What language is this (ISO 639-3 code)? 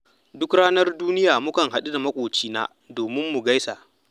hau